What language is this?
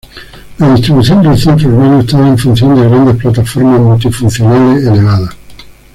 Spanish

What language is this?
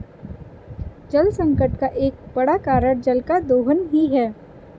Hindi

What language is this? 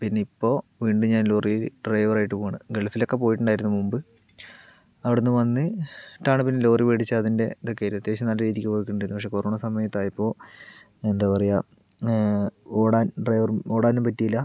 Malayalam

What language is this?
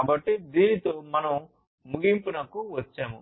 Telugu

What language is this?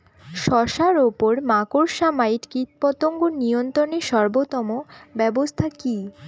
Bangla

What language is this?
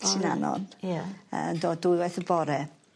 Welsh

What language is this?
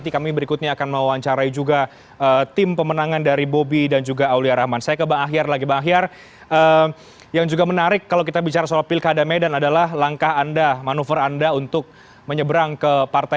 Indonesian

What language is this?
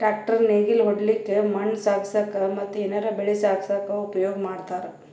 Kannada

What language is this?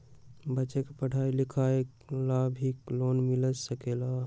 Magahi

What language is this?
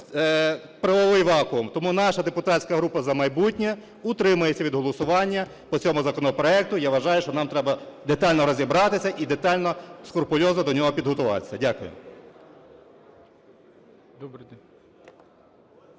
Ukrainian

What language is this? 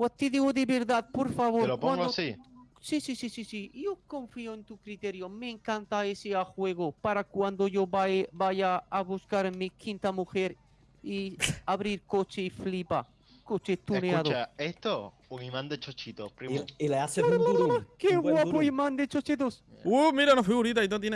Spanish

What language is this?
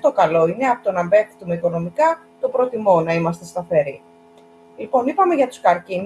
Greek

